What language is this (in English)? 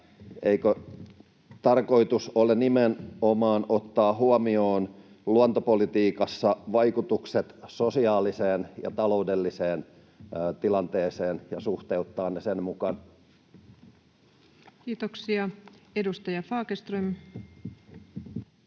Finnish